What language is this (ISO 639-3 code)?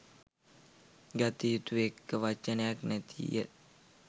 sin